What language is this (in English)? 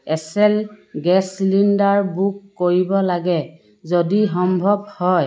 Assamese